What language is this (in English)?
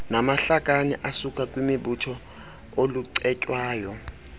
Xhosa